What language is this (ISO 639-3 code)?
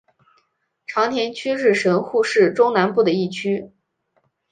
zho